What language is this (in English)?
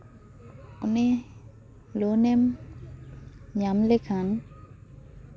Santali